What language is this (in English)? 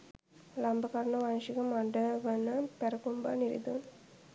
Sinhala